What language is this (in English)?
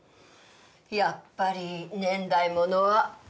Japanese